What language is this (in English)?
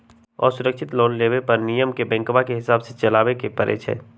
Magahi